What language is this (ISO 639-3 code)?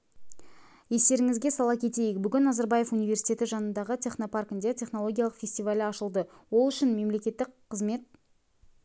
kaz